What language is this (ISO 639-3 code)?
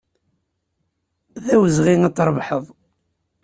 kab